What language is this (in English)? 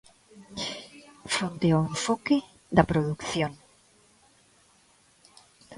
Galician